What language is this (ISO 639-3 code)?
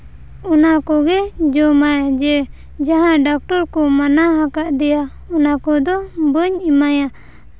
sat